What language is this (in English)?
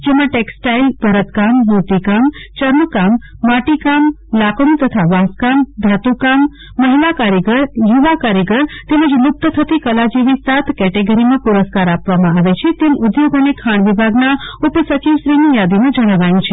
Gujarati